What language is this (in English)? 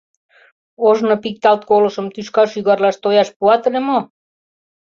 Mari